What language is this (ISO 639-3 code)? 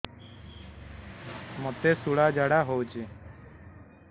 ori